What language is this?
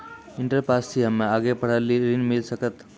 Maithili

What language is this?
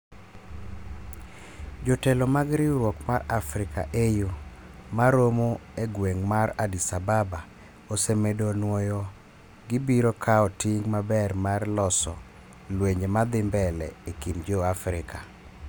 Luo (Kenya and Tanzania)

